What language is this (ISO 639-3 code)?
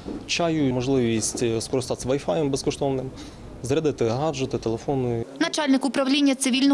ukr